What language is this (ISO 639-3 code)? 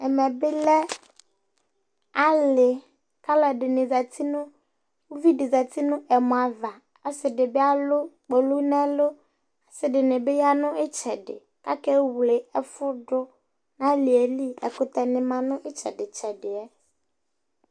kpo